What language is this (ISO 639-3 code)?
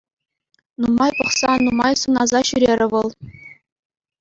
chv